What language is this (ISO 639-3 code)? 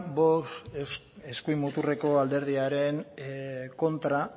eus